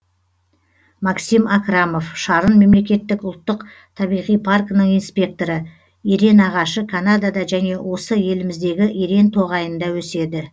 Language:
Kazakh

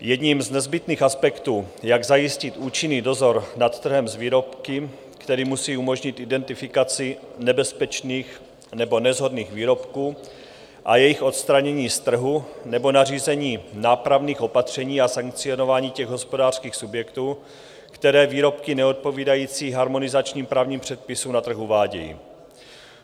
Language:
Czech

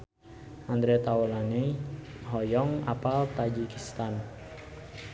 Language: Sundanese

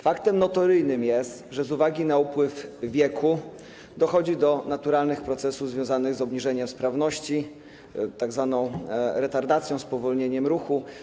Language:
Polish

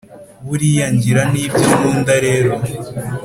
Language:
Kinyarwanda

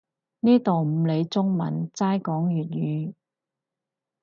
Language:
Cantonese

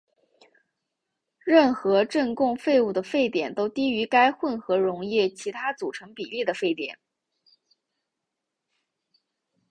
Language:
Chinese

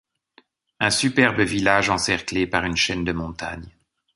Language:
French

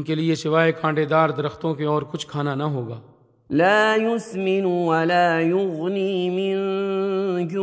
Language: Urdu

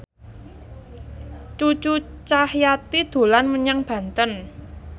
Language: Javanese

